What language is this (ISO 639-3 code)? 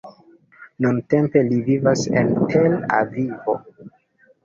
epo